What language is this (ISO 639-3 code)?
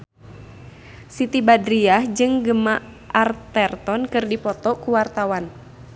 sun